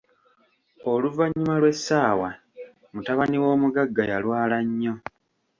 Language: Ganda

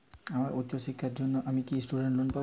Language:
Bangla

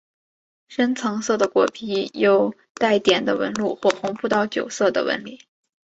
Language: Chinese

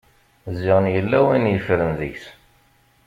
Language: Kabyle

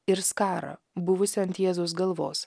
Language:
Lithuanian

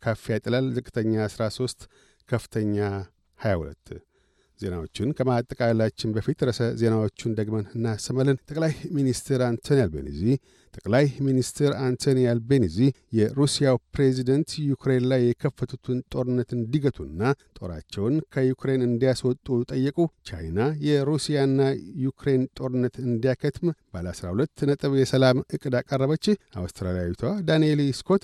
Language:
Amharic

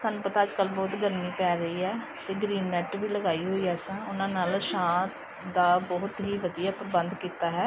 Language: Punjabi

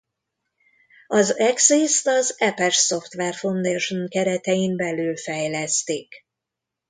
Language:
Hungarian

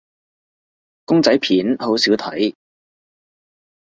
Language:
Cantonese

